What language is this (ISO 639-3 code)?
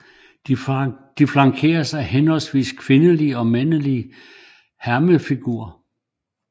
dan